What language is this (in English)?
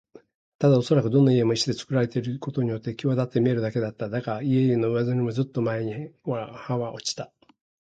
Japanese